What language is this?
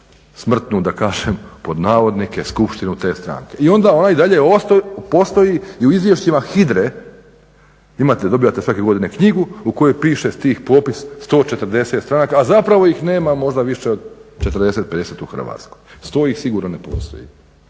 Croatian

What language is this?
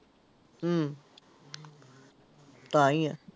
Punjabi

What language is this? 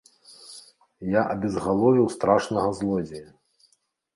Belarusian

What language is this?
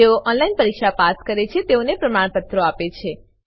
Gujarati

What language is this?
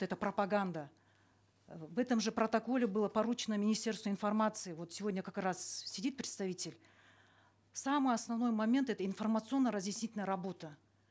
Kazakh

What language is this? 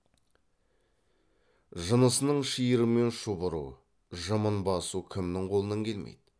Kazakh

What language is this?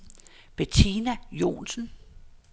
Danish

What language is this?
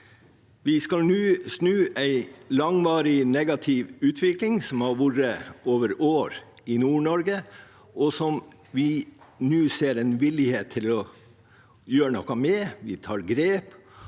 Norwegian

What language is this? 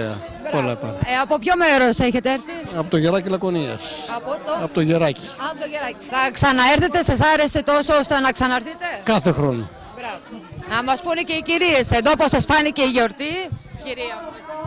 Greek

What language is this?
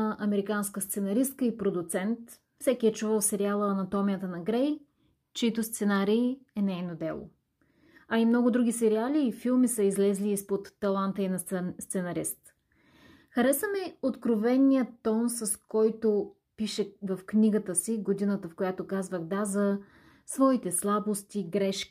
Bulgarian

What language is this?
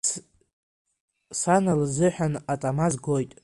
Abkhazian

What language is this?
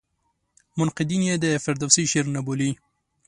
Pashto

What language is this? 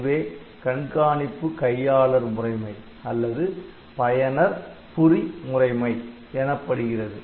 Tamil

